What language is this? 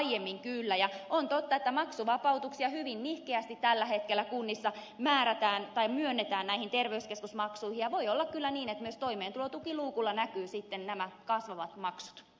Finnish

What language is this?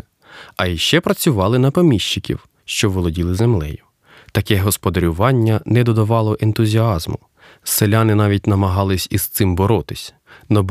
Ukrainian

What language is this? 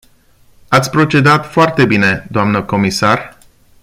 Romanian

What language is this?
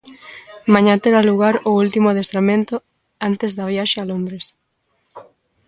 Galician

